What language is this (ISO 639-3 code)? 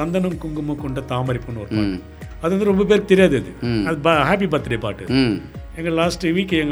tam